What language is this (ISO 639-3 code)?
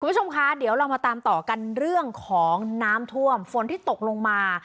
tha